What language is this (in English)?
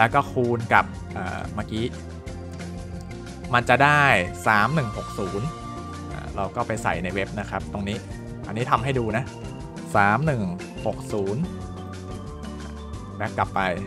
Thai